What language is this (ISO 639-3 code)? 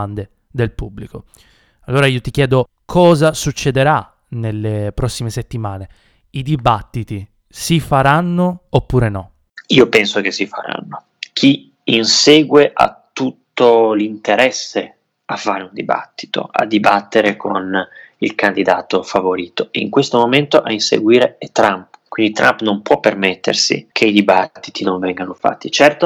ita